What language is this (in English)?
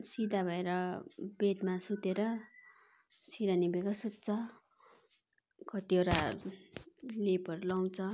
Nepali